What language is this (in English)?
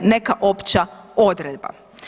Croatian